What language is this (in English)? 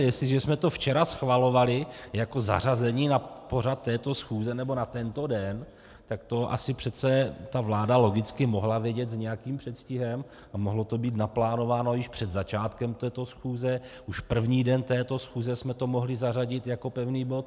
Czech